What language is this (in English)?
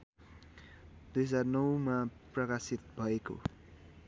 Nepali